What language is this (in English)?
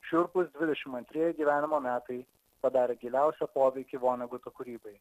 Lithuanian